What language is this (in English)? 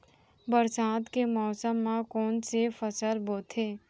Chhattisgarhi